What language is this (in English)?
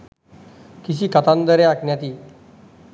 Sinhala